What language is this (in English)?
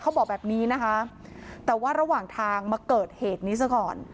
Thai